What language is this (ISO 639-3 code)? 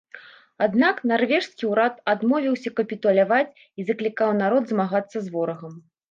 bel